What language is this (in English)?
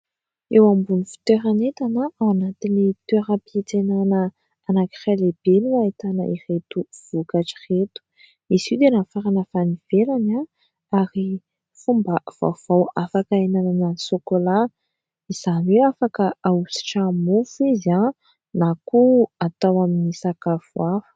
Malagasy